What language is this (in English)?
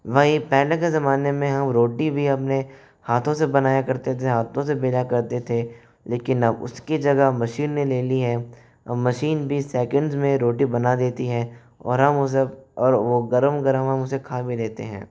Hindi